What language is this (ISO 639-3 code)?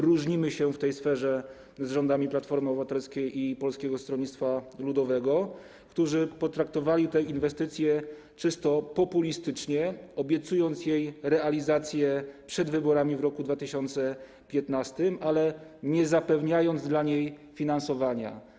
pol